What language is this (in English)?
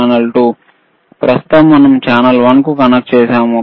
Telugu